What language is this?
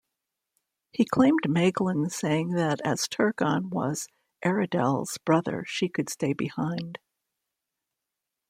English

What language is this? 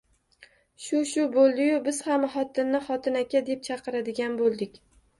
Uzbek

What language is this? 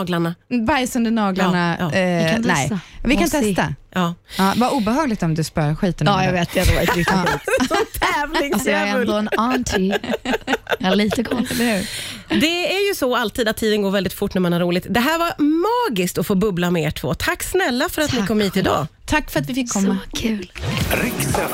Swedish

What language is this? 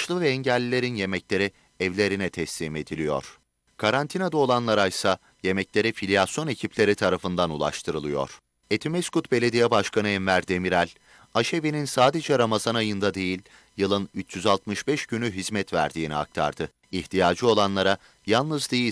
Turkish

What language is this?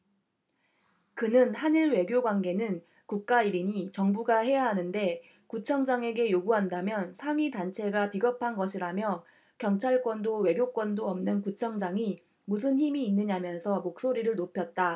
Korean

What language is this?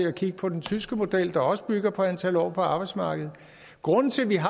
Danish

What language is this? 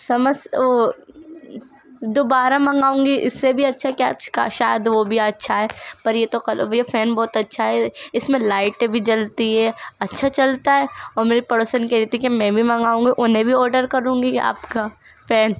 Urdu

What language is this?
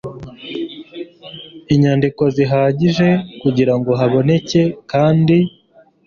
Kinyarwanda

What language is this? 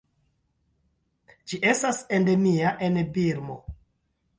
Esperanto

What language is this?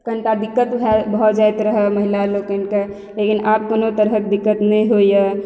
Maithili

